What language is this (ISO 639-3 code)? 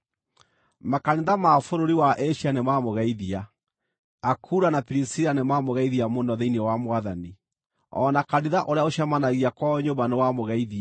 kik